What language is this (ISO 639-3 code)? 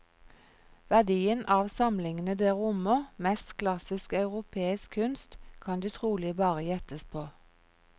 nor